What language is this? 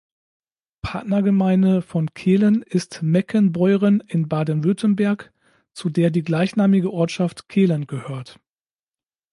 German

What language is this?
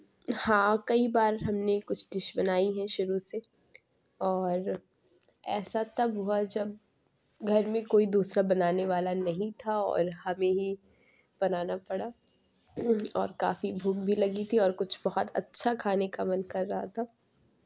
Urdu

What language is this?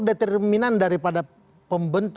Indonesian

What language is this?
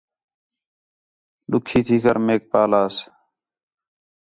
Khetrani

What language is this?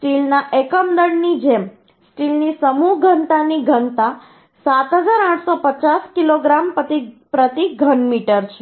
Gujarati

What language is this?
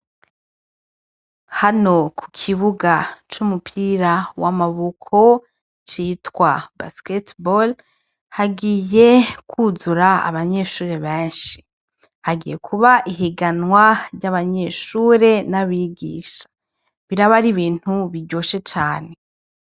Rundi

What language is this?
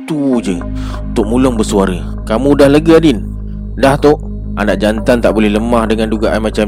Malay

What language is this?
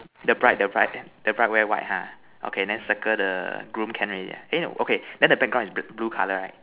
English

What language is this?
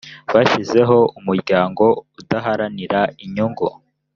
Kinyarwanda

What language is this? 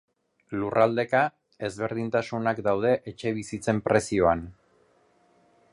Basque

